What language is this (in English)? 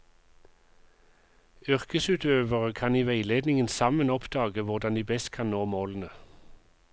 Norwegian